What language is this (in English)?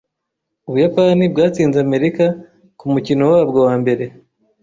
Kinyarwanda